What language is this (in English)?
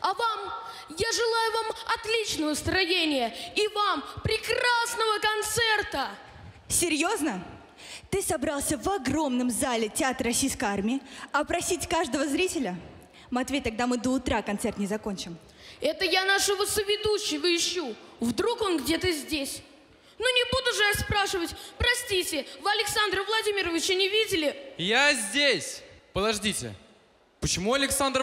Russian